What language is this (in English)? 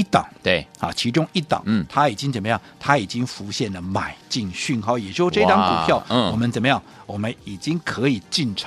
Chinese